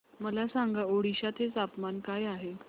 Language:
Marathi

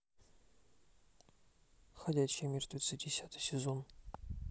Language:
Russian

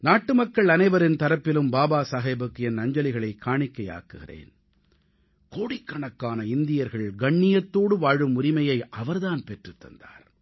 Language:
Tamil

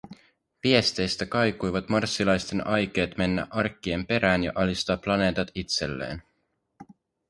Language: Finnish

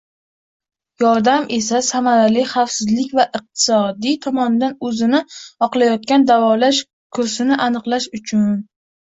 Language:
Uzbek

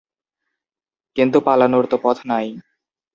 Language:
Bangla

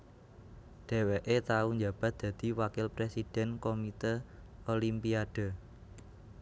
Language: Javanese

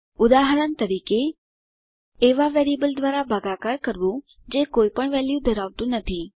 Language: Gujarati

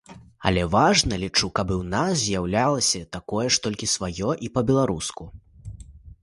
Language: Belarusian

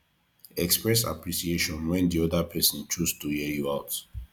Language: Nigerian Pidgin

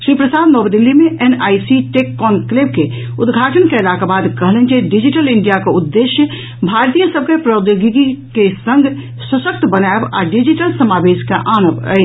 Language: Maithili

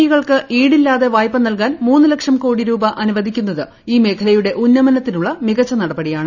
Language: Malayalam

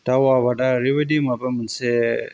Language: Bodo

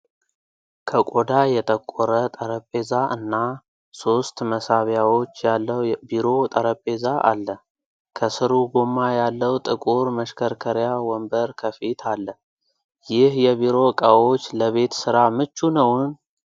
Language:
Amharic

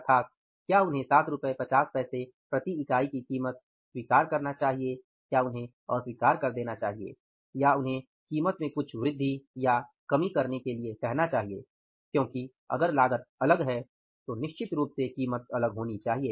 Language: Hindi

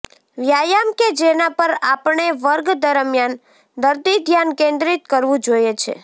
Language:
Gujarati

